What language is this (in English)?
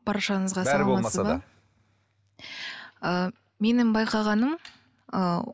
Kazakh